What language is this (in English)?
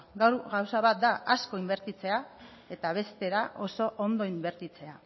Basque